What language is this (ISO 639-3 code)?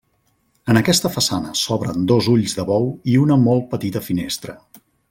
cat